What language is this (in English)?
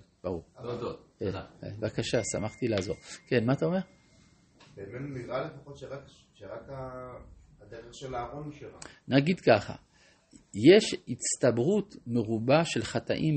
Hebrew